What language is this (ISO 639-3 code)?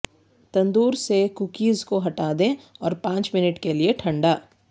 urd